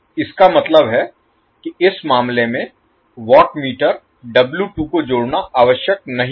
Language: Hindi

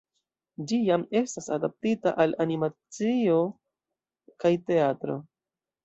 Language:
Esperanto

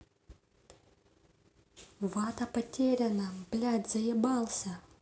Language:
Russian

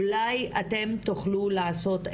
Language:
Hebrew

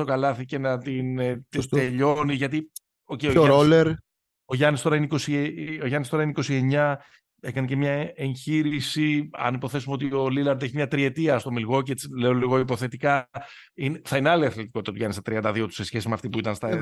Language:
Greek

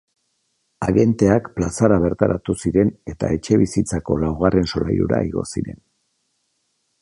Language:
Basque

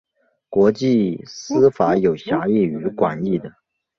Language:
Chinese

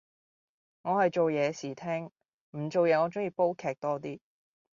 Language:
Cantonese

